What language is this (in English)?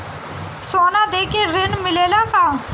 Bhojpuri